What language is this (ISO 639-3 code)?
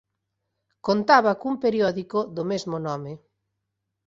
glg